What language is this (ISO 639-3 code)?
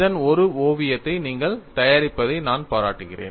tam